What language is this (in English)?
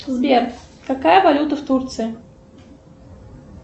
Russian